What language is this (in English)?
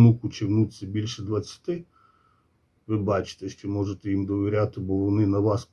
Ukrainian